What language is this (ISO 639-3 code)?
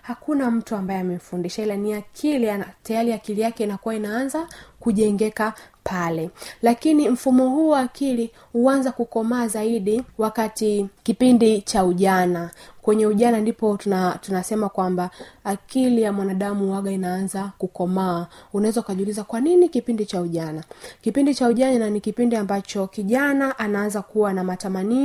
swa